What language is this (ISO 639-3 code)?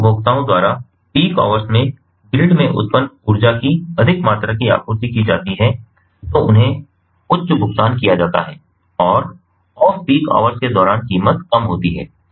hin